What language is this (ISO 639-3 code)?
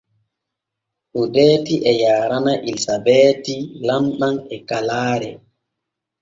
fue